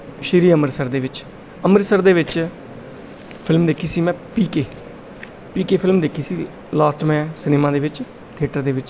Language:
Punjabi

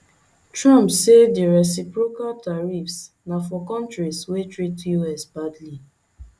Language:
Nigerian Pidgin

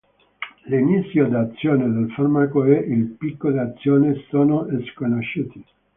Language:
Italian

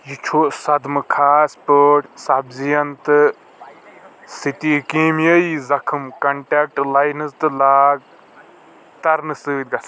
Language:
Kashmiri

